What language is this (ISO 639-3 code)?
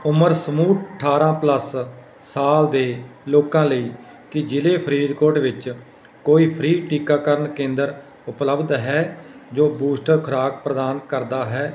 pan